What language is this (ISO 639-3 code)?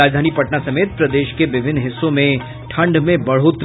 hin